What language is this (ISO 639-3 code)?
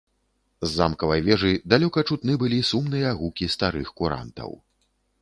bel